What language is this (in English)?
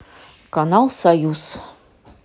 Russian